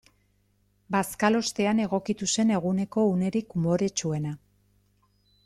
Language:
Basque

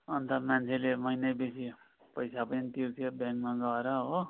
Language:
Nepali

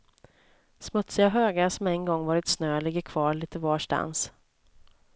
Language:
Swedish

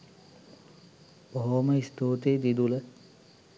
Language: Sinhala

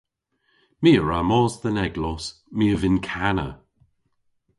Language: Cornish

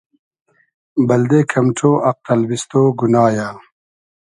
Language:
Hazaragi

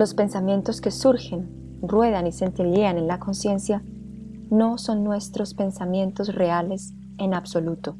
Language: Spanish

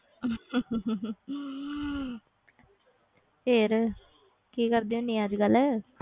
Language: Punjabi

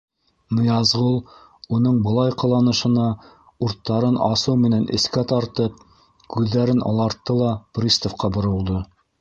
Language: Bashkir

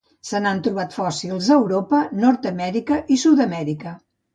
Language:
Catalan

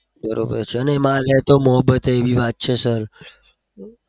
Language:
Gujarati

